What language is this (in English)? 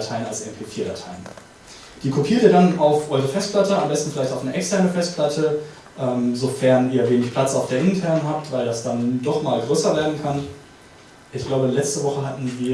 German